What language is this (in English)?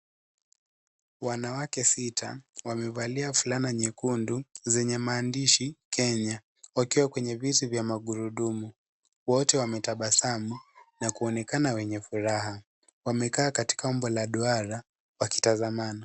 Swahili